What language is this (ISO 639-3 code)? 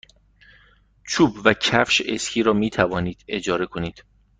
fas